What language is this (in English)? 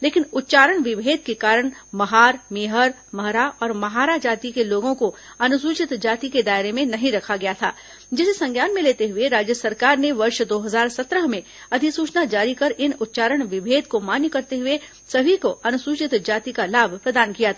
Hindi